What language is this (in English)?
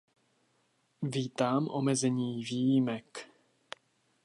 Czech